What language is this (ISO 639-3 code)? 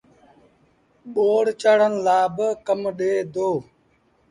sbn